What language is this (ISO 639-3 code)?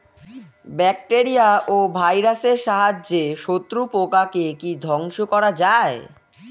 ben